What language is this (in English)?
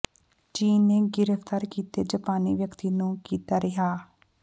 Punjabi